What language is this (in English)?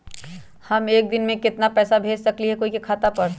Magahi